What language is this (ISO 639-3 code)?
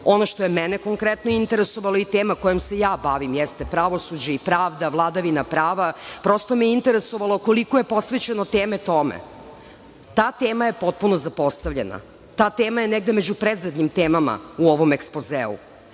srp